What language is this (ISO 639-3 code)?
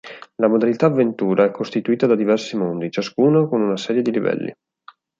ita